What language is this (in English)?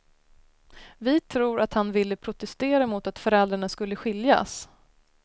Swedish